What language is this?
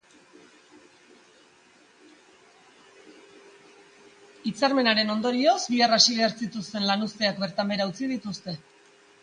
Basque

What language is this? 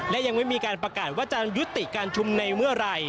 Thai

